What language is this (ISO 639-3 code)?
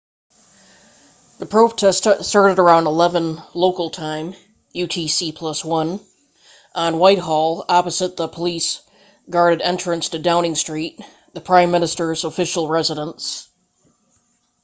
eng